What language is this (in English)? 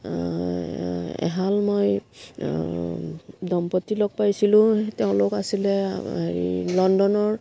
Assamese